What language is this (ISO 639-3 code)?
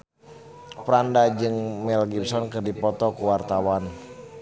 sun